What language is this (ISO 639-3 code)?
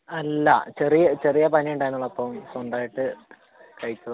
mal